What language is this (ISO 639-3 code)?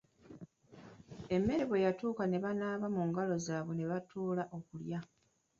lug